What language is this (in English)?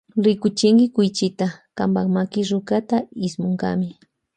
Loja Highland Quichua